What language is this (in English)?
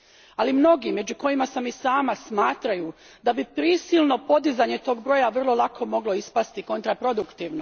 Croatian